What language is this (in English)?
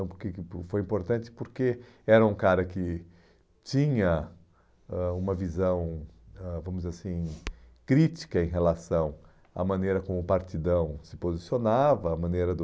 Portuguese